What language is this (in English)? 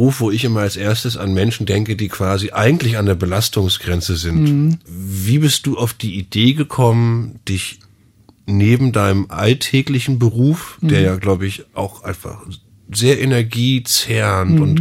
German